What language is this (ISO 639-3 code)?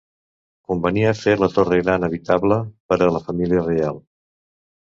cat